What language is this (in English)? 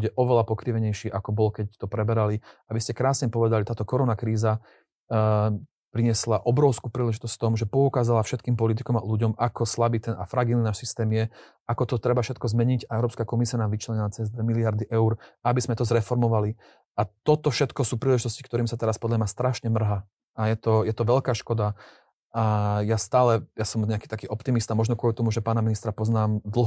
Slovak